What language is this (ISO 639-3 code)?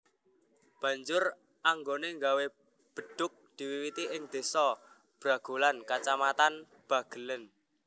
jav